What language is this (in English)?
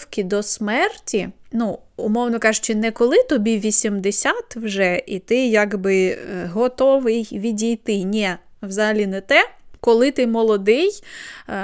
Ukrainian